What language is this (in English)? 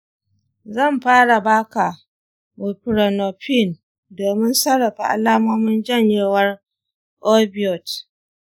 Hausa